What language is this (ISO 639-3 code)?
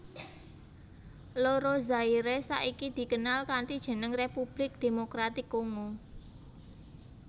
jav